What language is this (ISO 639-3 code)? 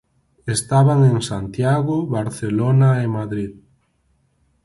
glg